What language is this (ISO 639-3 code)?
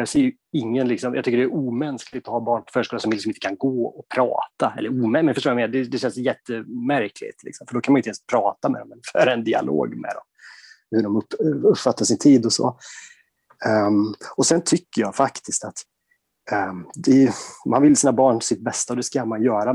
swe